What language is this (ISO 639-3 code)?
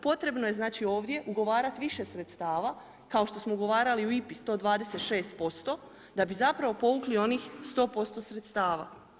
hrv